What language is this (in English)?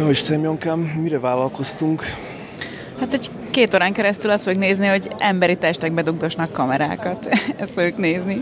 Hungarian